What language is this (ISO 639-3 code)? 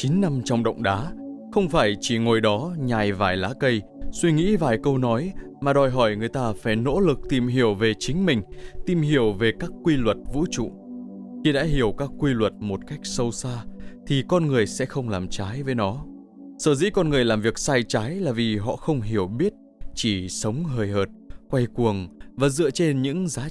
vie